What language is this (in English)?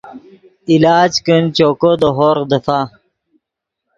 Yidgha